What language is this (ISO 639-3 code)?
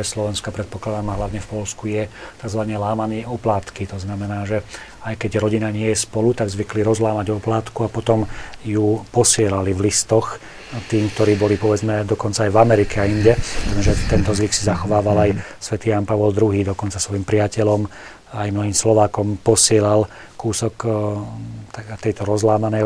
slk